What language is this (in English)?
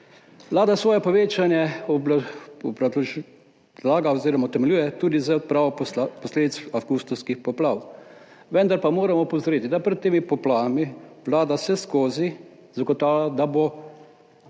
Slovenian